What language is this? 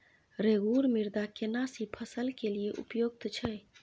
Maithili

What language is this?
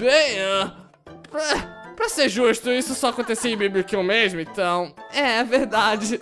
Portuguese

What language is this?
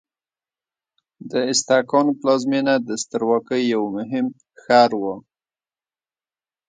Pashto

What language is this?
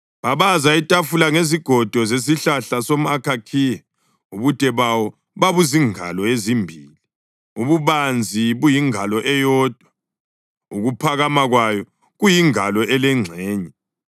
North Ndebele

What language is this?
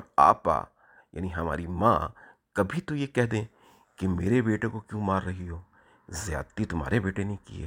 Urdu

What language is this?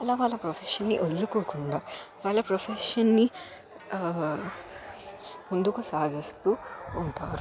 Telugu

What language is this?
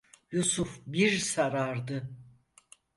Turkish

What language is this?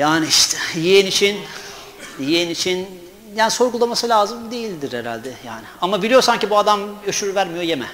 Turkish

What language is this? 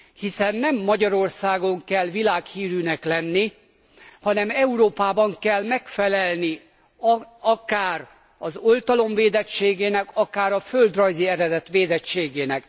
Hungarian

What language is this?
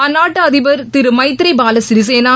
Tamil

